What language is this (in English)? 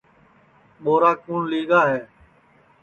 Sansi